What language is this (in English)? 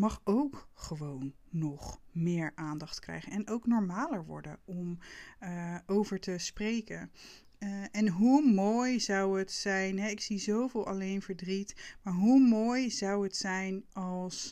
Dutch